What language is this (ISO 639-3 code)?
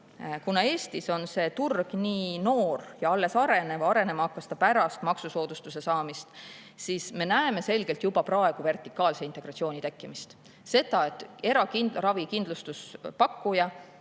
est